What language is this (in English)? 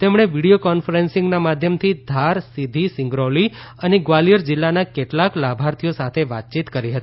Gujarati